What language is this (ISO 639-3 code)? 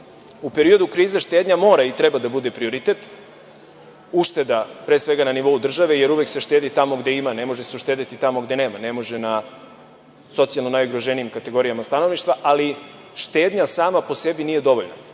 srp